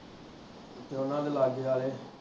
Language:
Punjabi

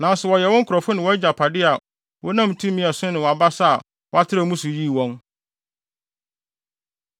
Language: Akan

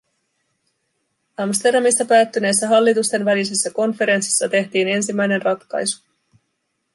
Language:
Finnish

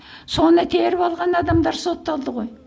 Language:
Kazakh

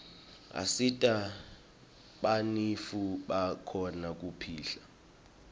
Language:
Swati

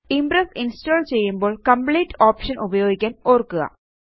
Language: Malayalam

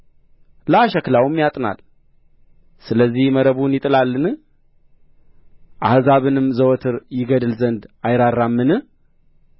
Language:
Amharic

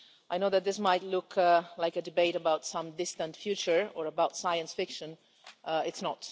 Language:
English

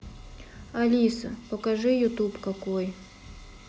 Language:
Russian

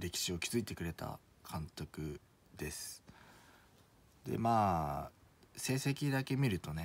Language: Japanese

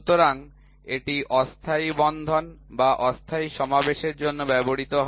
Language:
Bangla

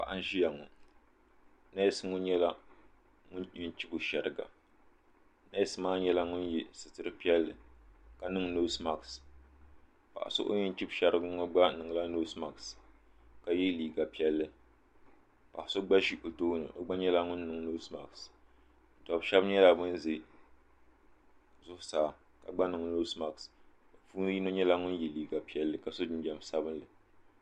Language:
Dagbani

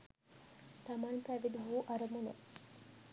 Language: Sinhala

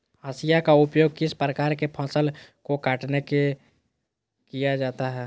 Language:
Magahi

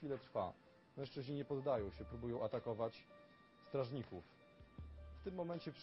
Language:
Polish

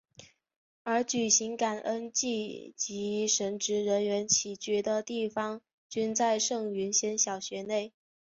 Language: Chinese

